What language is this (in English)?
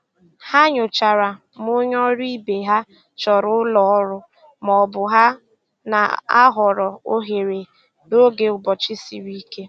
Igbo